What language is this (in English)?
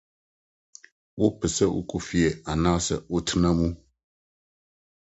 Akan